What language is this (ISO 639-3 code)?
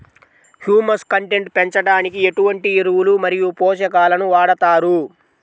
tel